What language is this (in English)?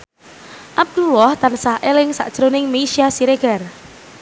Javanese